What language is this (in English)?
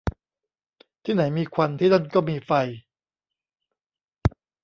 Thai